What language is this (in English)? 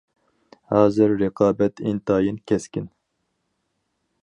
Uyghur